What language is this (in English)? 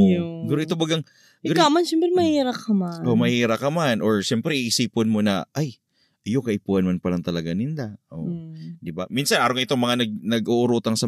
Filipino